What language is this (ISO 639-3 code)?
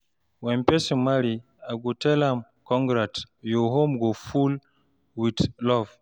pcm